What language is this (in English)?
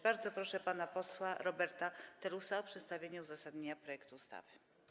Polish